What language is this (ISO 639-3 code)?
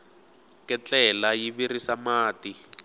tso